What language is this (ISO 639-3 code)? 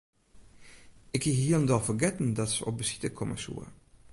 fry